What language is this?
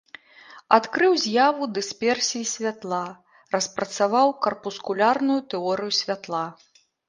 Belarusian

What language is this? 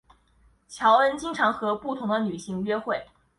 Chinese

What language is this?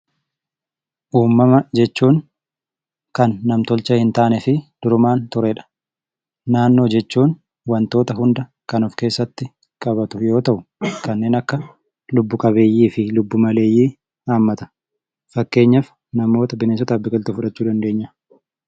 Oromo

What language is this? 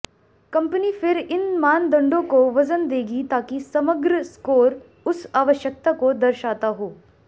Hindi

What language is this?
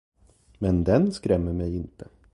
Swedish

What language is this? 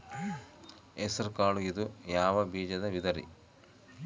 Kannada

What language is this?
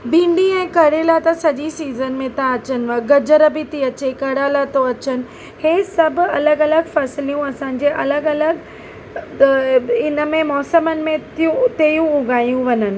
Sindhi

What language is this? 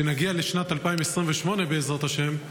Hebrew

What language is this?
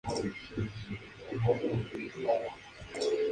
Spanish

